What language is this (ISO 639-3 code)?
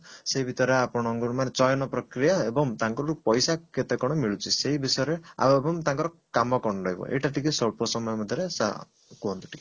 ori